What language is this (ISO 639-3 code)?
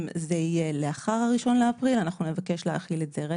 heb